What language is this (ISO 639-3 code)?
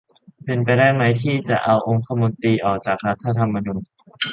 tha